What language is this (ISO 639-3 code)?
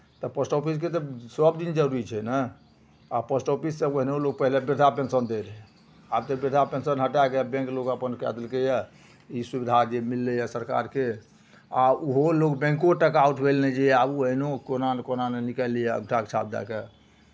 mai